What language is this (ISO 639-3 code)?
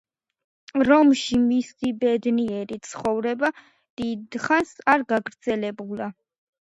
kat